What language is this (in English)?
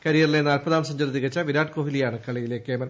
Malayalam